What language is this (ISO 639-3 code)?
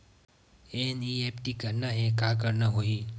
hne